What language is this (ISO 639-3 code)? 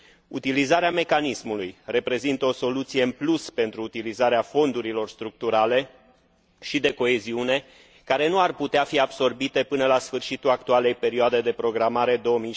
ron